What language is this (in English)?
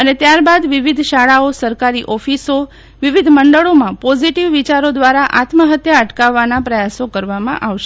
Gujarati